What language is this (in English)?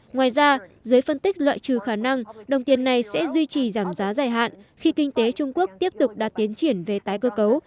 Vietnamese